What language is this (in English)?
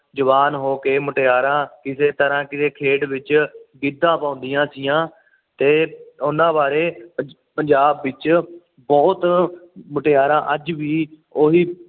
Punjabi